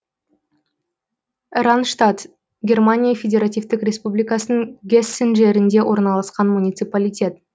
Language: Kazakh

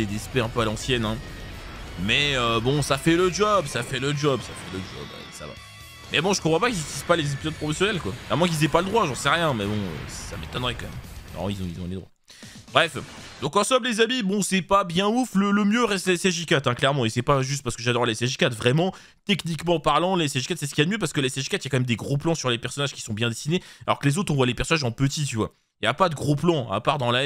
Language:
French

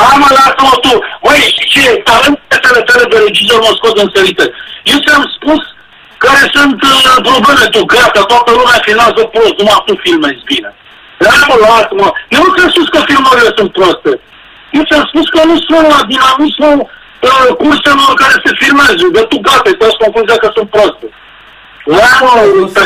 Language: Romanian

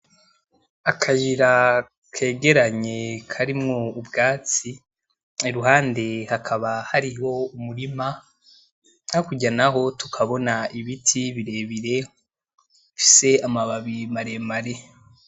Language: Rundi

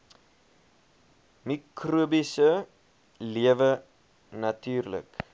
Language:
Afrikaans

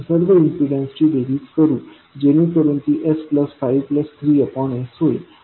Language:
Marathi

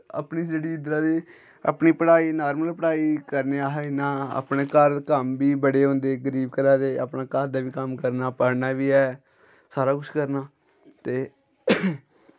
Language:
Dogri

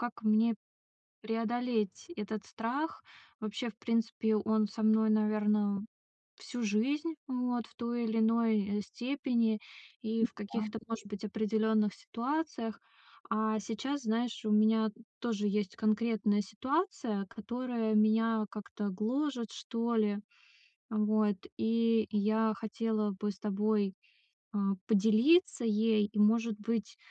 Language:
Russian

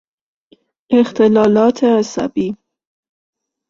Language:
Persian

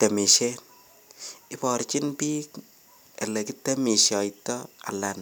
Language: Kalenjin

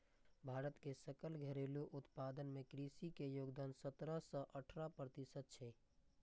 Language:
Maithili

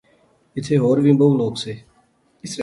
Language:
Pahari-Potwari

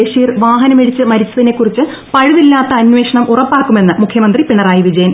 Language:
Malayalam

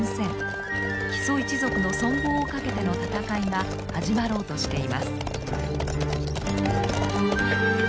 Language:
Japanese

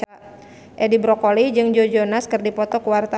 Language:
Sundanese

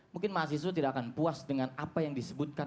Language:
Indonesian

